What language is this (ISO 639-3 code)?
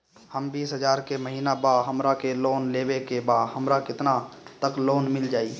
bho